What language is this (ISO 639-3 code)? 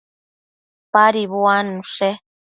mcf